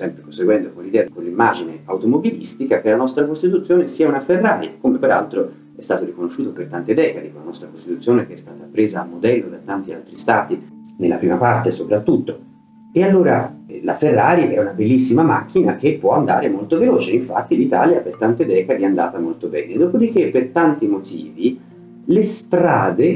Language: Italian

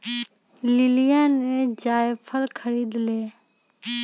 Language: Magahi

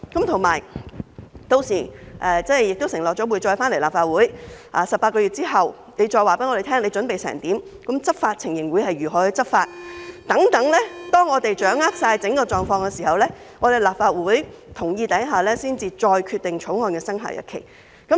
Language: Cantonese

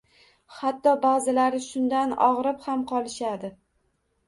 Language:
Uzbek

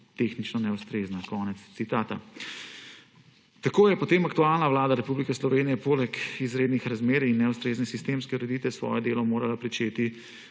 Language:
Slovenian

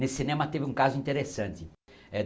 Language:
Portuguese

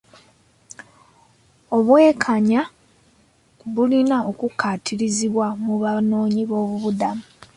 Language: Ganda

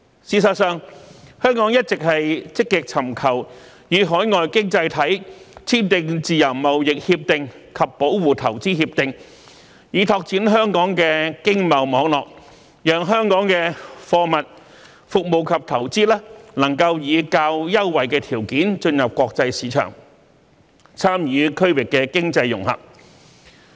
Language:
Cantonese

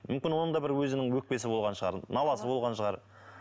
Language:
Kazakh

